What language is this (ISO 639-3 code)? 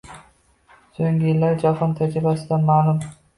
uzb